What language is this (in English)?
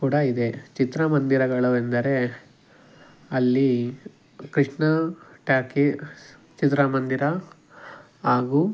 Kannada